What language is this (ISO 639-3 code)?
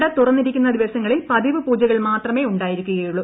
mal